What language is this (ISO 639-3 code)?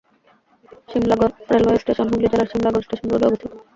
ben